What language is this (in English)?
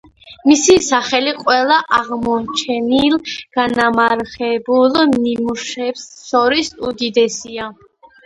Georgian